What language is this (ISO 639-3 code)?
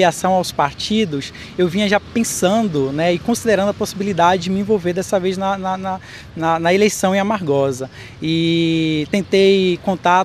por